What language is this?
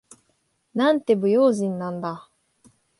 Japanese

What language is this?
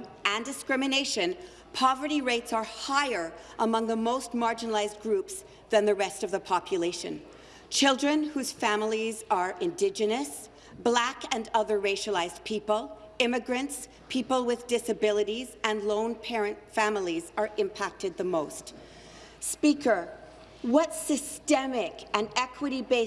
English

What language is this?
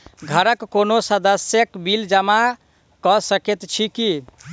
Maithili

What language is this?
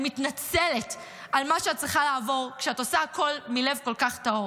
Hebrew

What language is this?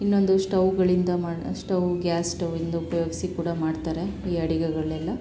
Kannada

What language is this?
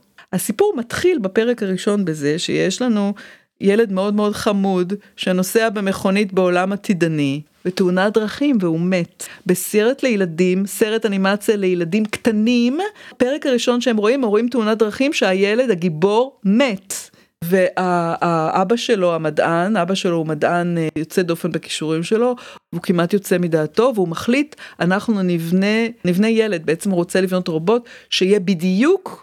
Hebrew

